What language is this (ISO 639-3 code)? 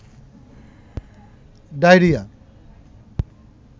ben